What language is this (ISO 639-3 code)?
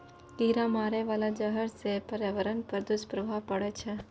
mai